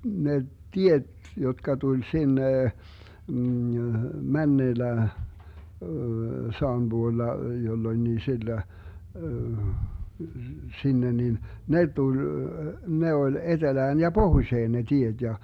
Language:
Finnish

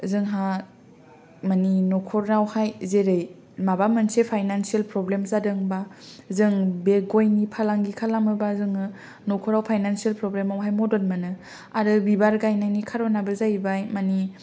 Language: Bodo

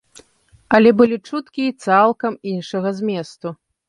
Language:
Belarusian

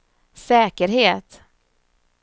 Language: Swedish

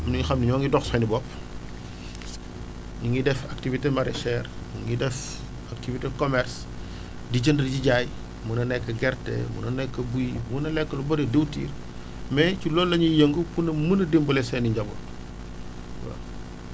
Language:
Wolof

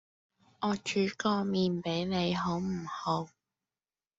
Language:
Cantonese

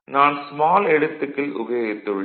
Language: Tamil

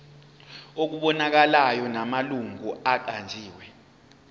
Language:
Zulu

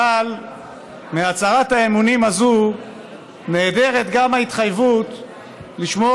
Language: Hebrew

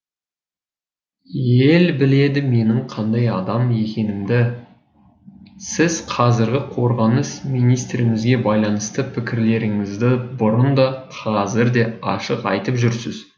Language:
Kazakh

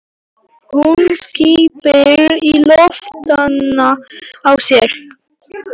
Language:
Icelandic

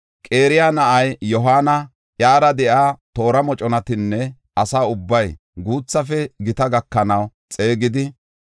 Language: Gofa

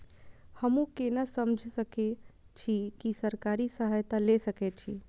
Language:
Maithili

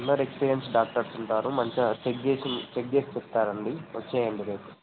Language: Telugu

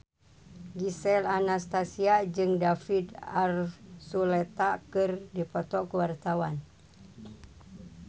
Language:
Sundanese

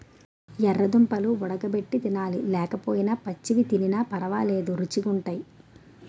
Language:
Telugu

